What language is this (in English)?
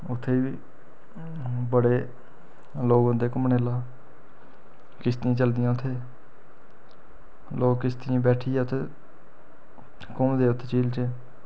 Dogri